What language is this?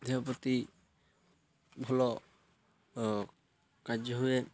Odia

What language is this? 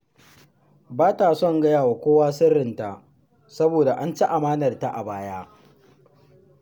Hausa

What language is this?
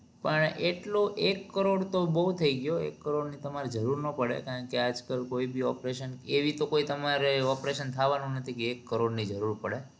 Gujarati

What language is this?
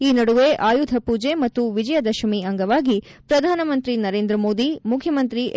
Kannada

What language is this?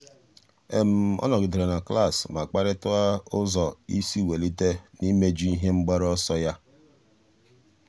Igbo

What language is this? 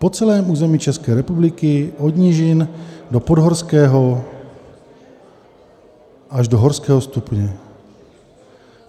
Czech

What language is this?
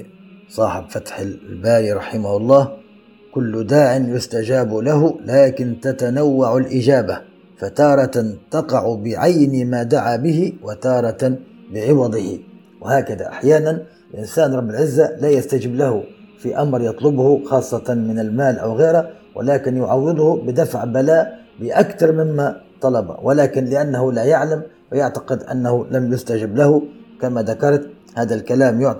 Arabic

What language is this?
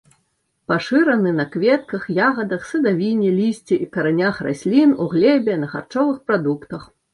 Belarusian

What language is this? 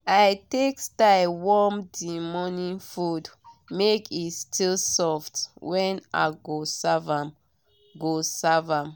Nigerian Pidgin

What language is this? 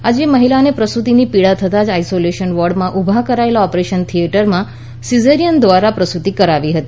Gujarati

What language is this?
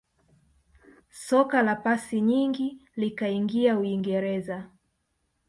Swahili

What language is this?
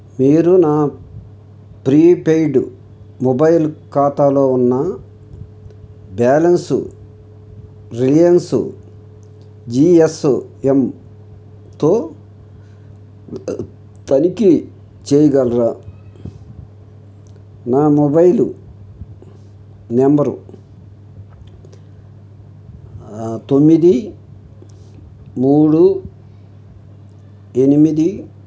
Telugu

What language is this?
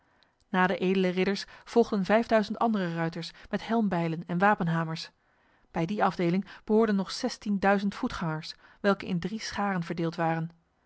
Dutch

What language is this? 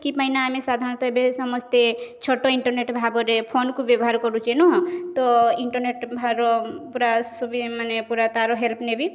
Odia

